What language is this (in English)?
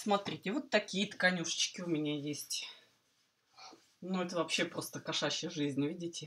Russian